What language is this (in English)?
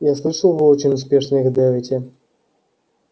Russian